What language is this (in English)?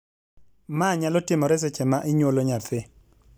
Luo (Kenya and Tanzania)